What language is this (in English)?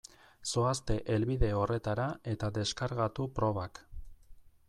Basque